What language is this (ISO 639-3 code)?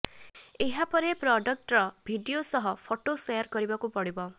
ori